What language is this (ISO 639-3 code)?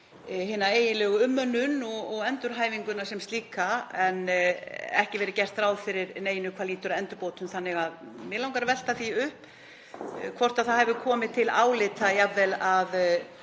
isl